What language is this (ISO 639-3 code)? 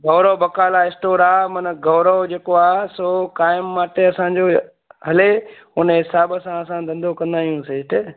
snd